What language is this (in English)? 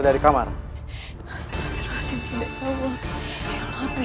Indonesian